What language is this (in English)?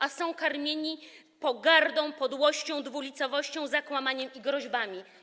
Polish